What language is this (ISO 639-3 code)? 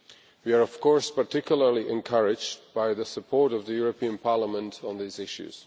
eng